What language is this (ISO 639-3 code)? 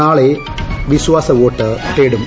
mal